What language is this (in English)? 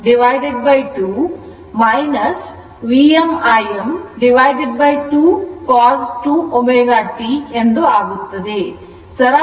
Kannada